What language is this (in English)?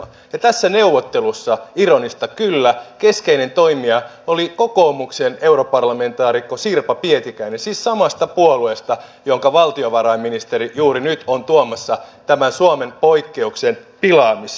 Finnish